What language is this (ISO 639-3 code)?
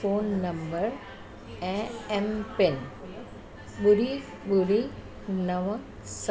snd